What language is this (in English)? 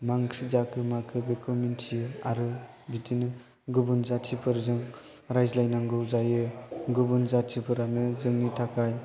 Bodo